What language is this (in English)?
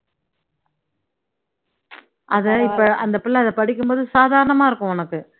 Tamil